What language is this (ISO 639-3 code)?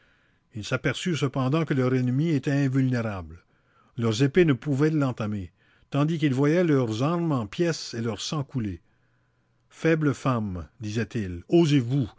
fra